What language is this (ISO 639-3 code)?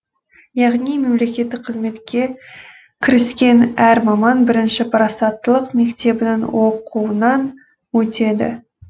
kaz